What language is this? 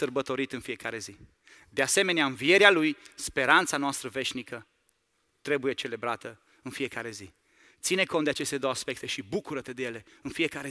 Romanian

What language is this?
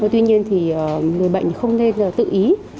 Vietnamese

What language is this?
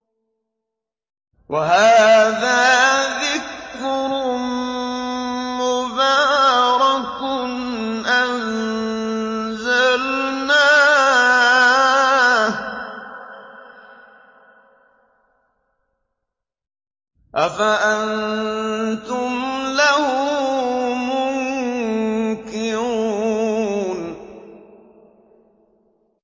Arabic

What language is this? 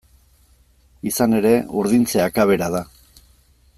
Basque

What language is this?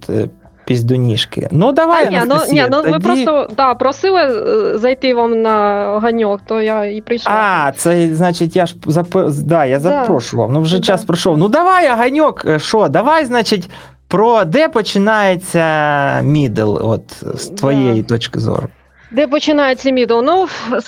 Ukrainian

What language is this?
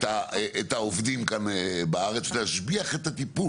Hebrew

